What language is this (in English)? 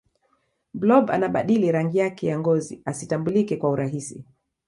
Swahili